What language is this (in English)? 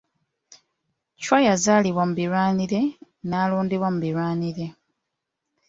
Ganda